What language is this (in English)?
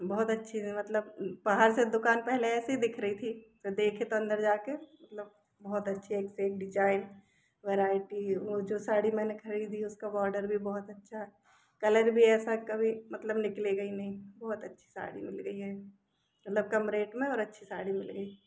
Hindi